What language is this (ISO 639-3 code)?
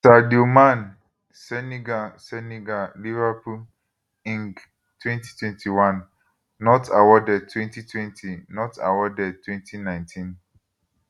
pcm